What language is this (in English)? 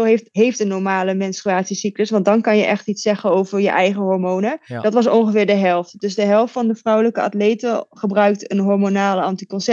Dutch